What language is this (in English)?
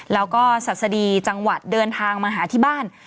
Thai